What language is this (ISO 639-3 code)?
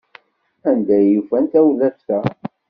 kab